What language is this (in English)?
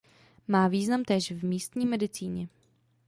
Czech